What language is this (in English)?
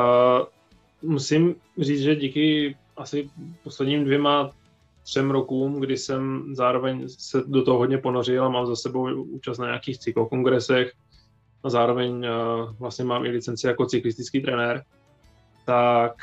Czech